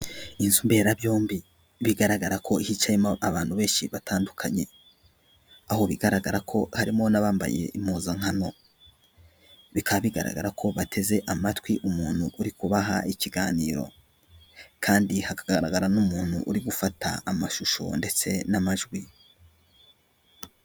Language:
Kinyarwanda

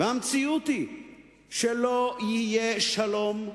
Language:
Hebrew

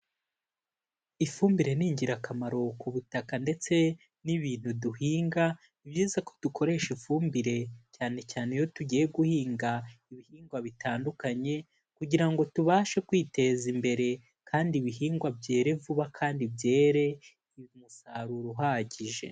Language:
Kinyarwanda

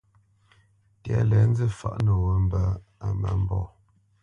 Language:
Bamenyam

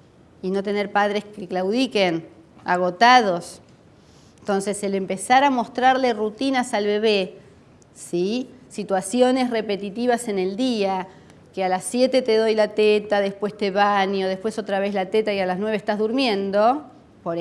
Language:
Spanish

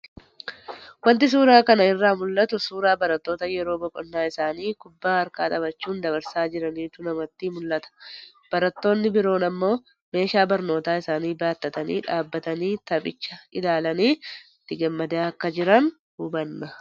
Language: Oromo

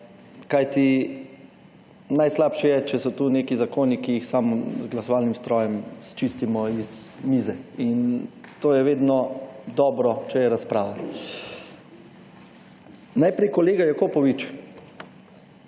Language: Slovenian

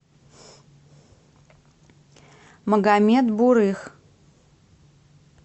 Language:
Russian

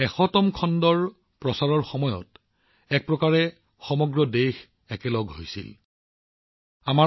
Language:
Assamese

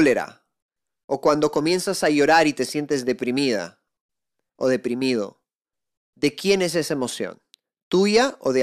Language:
Spanish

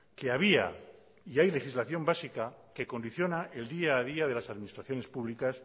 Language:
Spanish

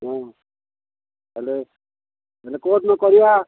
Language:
Odia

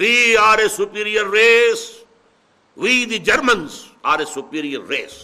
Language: Urdu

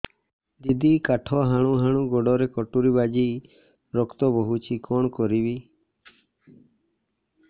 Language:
Odia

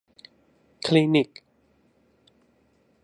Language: Thai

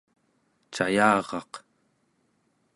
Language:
Central Yupik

